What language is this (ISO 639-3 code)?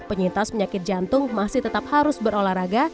ind